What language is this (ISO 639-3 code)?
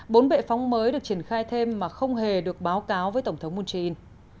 vie